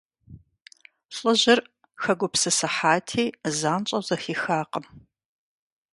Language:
Kabardian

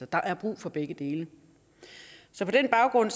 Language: Danish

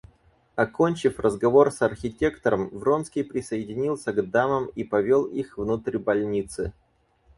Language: Russian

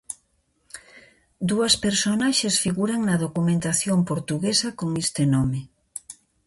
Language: Galician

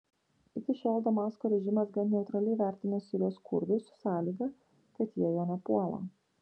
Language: Lithuanian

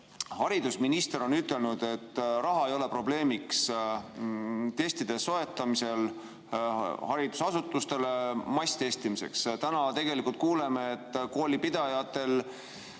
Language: Estonian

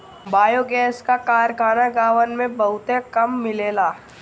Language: Bhojpuri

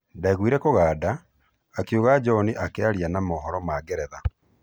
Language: Kikuyu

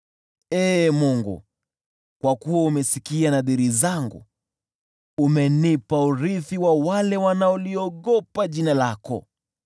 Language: Swahili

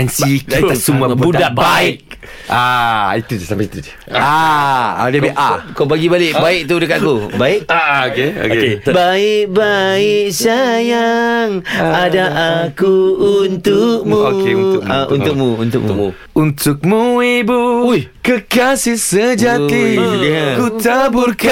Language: Malay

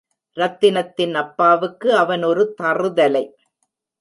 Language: Tamil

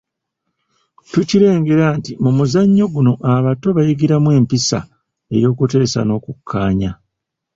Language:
Ganda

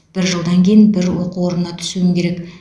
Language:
Kazakh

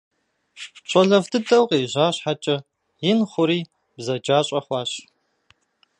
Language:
Kabardian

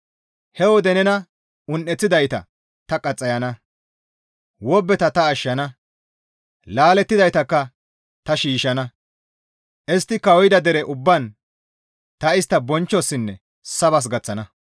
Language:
Gamo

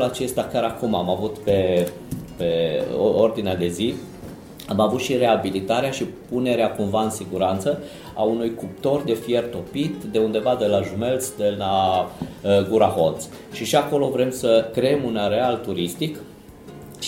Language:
Romanian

